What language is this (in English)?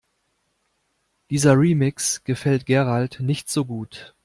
German